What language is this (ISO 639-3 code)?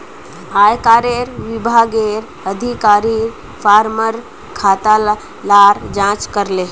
mag